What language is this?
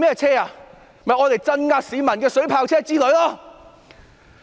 Cantonese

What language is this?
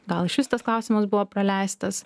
Lithuanian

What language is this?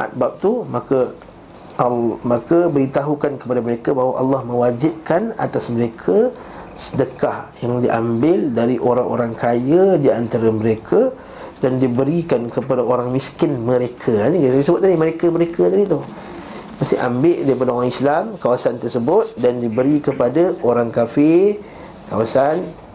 Malay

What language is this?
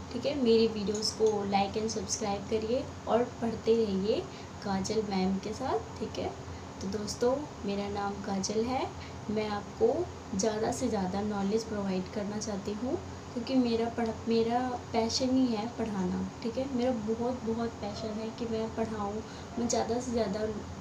Hindi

